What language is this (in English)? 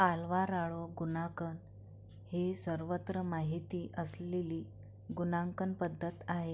Marathi